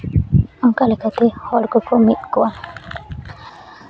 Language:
Santali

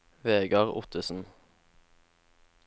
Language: Norwegian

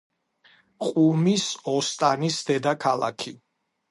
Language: Georgian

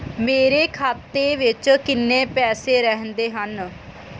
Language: Punjabi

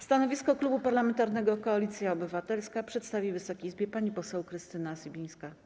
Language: Polish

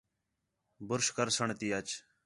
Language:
Khetrani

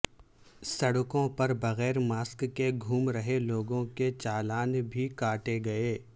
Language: Urdu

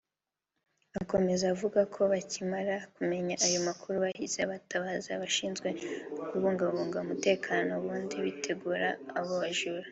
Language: Kinyarwanda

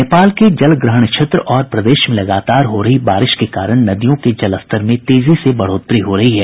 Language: Hindi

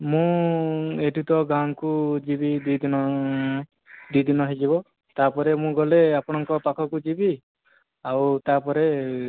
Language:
Odia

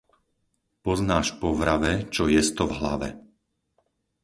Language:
Slovak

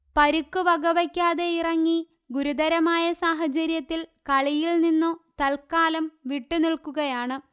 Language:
Malayalam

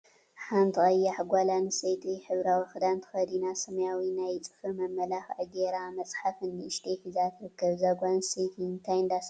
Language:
Tigrinya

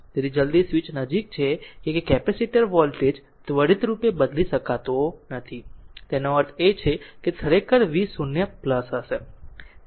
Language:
Gujarati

